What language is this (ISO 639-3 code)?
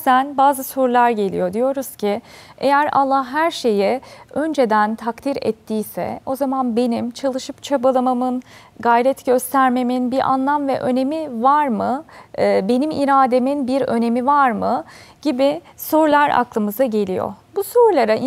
tur